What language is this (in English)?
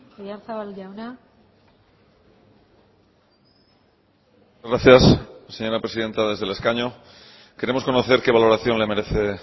Spanish